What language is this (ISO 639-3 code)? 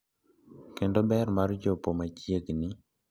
luo